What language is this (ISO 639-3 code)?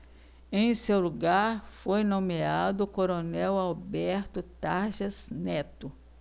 por